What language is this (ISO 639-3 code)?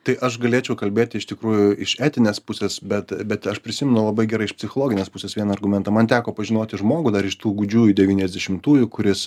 lit